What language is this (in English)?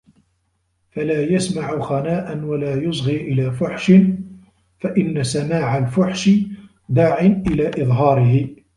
Arabic